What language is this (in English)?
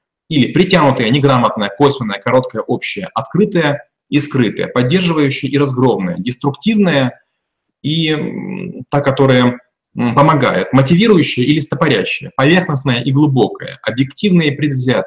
Russian